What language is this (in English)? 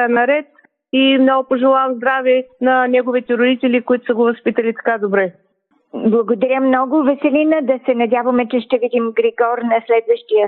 Bulgarian